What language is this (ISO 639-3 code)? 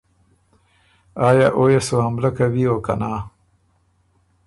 oru